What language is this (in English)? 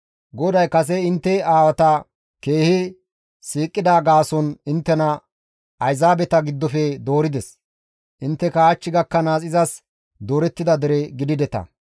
Gamo